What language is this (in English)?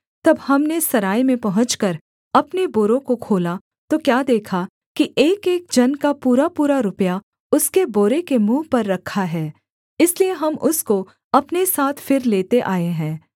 Hindi